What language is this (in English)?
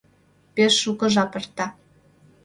Mari